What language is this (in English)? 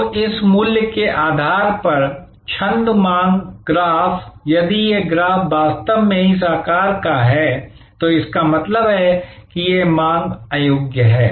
Hindi